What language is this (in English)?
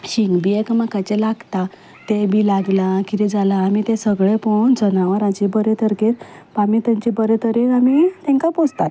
Konkani